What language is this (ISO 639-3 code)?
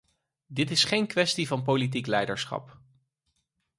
nld